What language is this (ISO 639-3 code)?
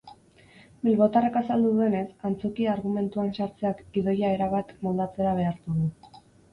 eus